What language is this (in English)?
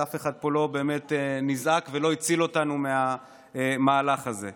Hebrew